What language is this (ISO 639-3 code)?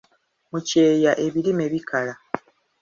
lug